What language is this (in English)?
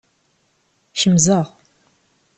Kabyle